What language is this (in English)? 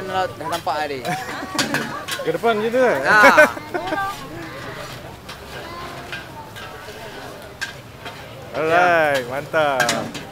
Malay